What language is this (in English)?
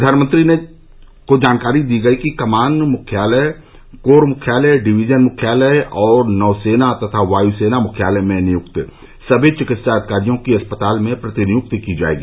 Hindi